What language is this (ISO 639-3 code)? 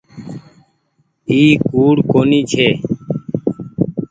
gig